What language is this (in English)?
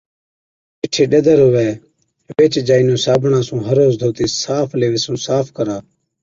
Od